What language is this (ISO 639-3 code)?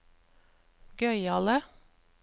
nor